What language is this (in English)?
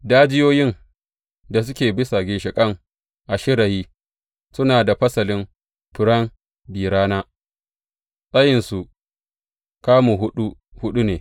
Hausa